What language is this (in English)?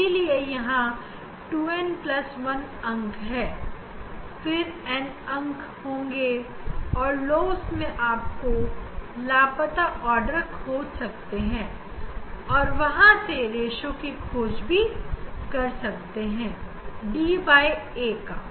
Hindi